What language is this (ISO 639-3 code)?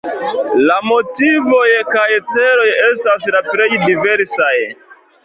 epo